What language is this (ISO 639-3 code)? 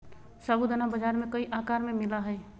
mag